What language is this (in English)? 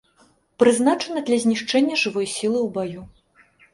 Belarusian